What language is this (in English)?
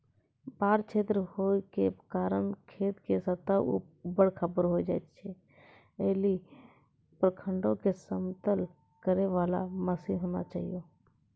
Maithili